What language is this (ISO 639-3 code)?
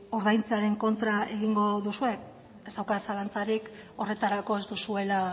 eus